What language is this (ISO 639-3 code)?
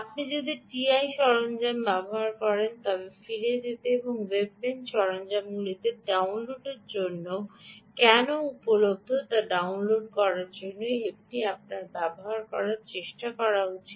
ben